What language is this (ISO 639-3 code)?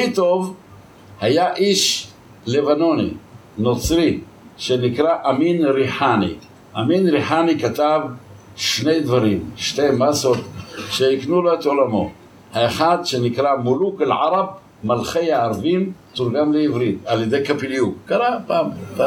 heb